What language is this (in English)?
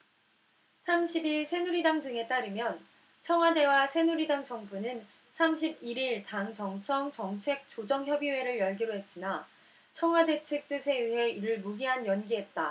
Korean